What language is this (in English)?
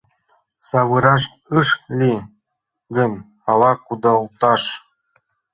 Mari